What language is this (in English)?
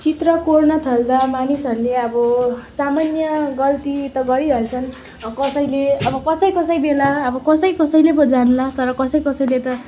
Nepali